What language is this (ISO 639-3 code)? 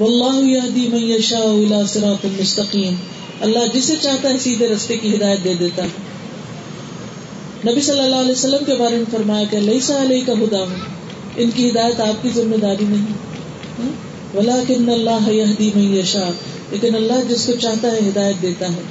urd